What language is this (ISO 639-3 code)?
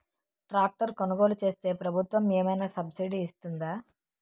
tel